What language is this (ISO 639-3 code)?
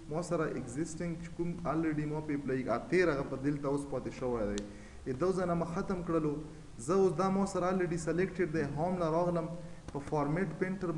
ron